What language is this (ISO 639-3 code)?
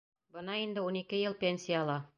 bak